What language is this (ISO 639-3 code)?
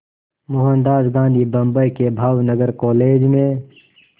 hin